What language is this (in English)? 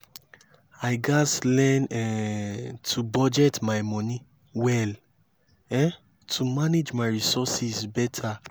Nigerian Pidgin